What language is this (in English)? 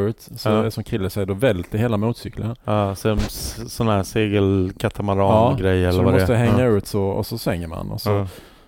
Swedish